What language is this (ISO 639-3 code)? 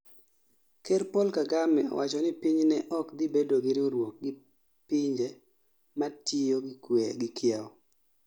luo